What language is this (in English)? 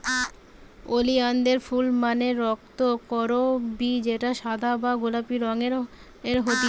Bangla